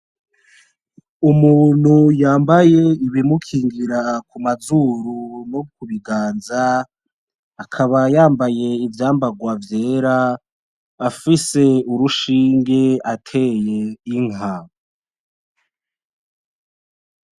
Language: Rundi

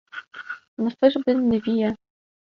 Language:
Kurdish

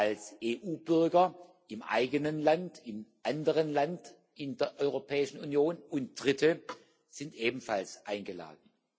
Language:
German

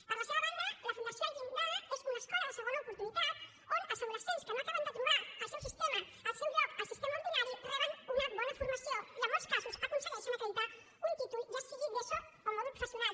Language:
Catalan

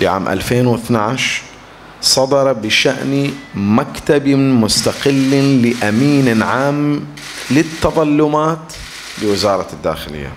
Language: Arabic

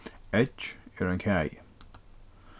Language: Faroese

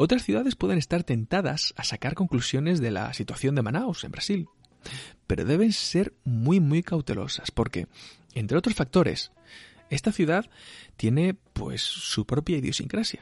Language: Spanish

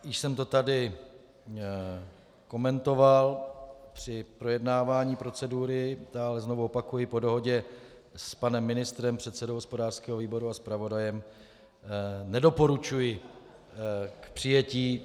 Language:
Czech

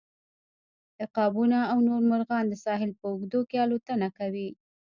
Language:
Pashto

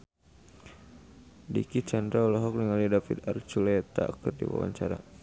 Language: Sundanese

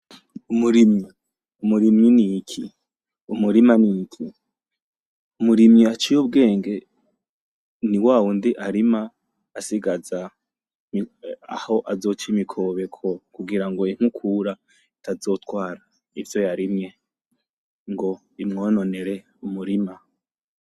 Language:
Rundi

